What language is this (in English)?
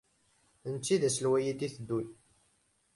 Kabyle